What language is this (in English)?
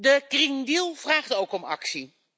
Dutch